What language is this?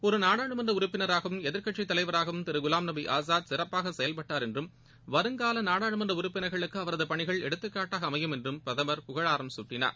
Tamil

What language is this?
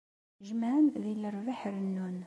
Kabyle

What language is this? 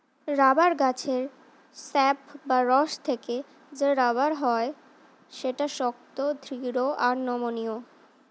Bangla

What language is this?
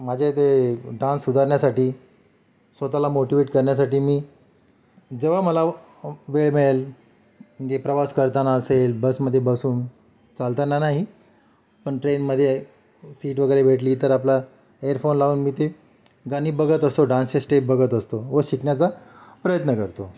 Marathi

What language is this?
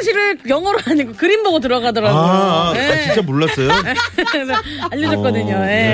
Korean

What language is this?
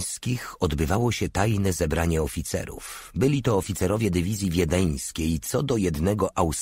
Polish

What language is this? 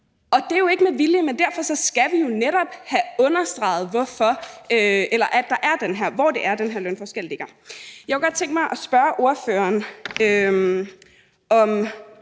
Danish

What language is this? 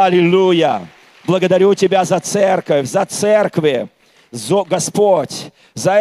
Russian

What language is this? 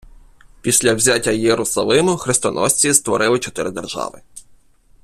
Ukrainian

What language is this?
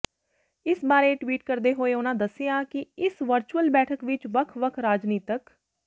Punjabi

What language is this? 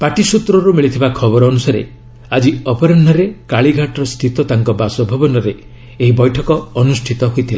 Odia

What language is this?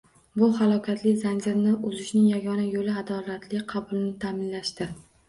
Uzbek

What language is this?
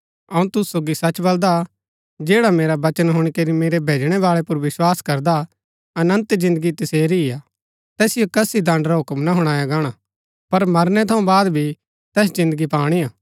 Gaddi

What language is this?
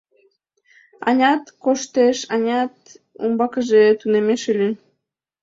Mari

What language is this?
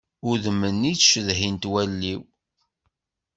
Kabyle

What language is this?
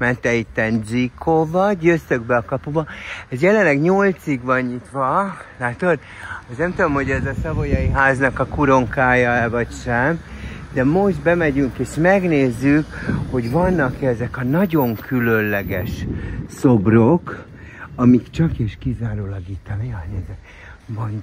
Hungarian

